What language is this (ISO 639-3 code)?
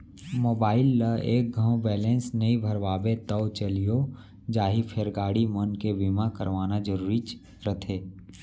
hne